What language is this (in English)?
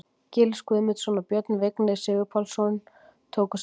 Icelandic